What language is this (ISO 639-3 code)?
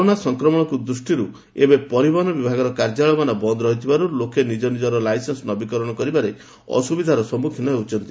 ori